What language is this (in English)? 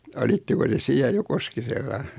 Finnish